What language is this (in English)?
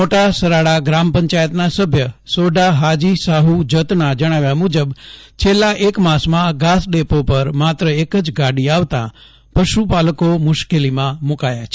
Gujarati